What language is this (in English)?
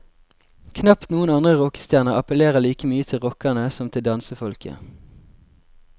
Norwegian